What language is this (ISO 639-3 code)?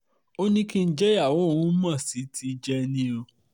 yor